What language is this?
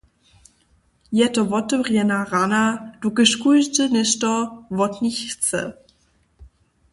Upper Sorbian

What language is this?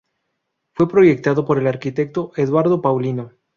Spanish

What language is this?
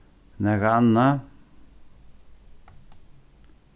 Faroese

